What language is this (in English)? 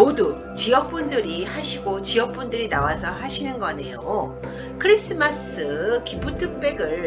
Korean